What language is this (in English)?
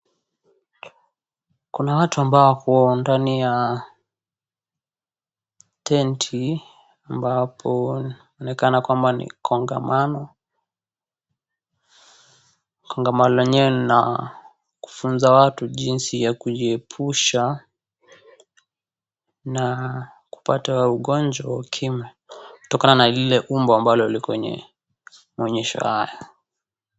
Swahili